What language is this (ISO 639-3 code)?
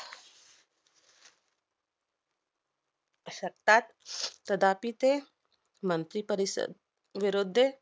mar